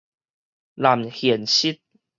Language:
Min Nan Chinese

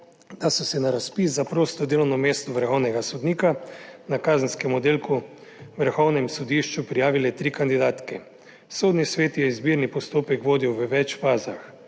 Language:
Slovenian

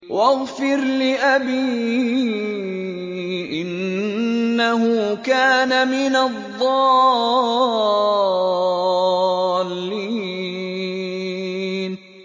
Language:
Arabic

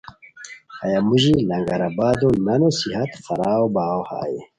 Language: Khowar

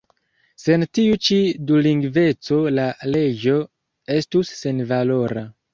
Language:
Esperanto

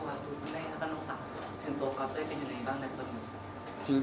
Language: Thai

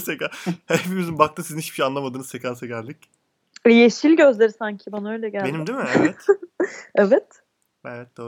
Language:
Turkish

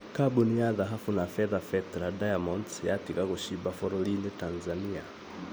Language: Kikuyu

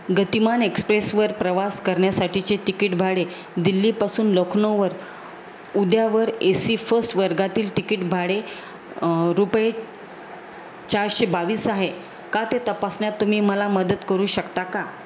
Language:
Marathi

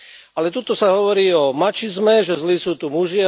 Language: Slovak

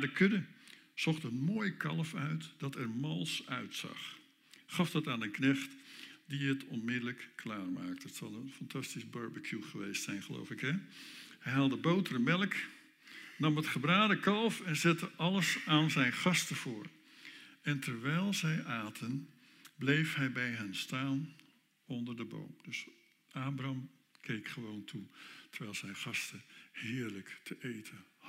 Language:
Dutch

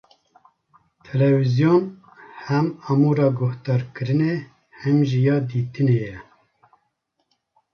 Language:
Kurdish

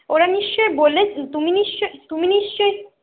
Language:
Bangla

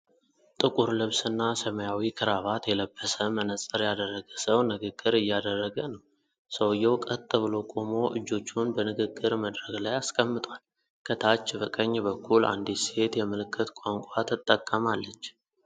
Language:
Amharic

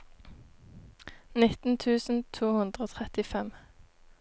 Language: Norwegian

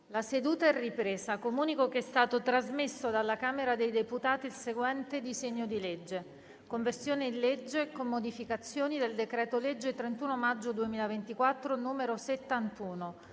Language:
Italian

